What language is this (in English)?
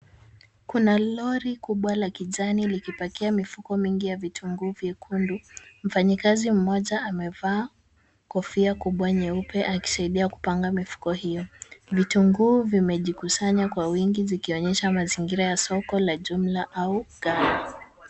Swahili